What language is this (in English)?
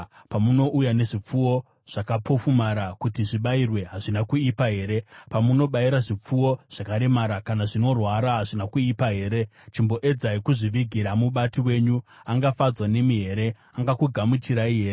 Shona